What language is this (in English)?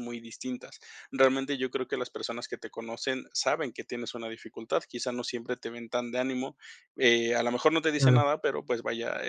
Spanish